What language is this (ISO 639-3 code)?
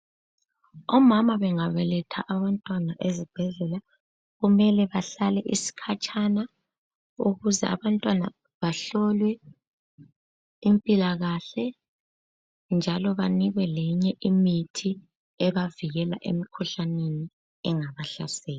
nde